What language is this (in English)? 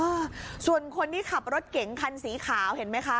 Thai